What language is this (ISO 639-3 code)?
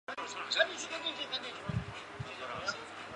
zho